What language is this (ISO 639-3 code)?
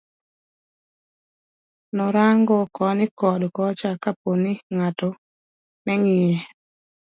luo